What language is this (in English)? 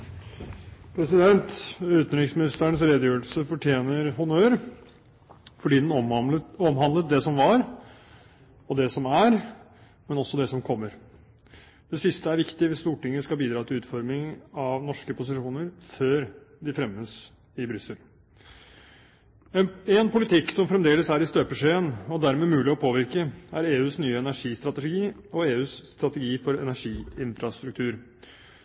Norwegian Bokmål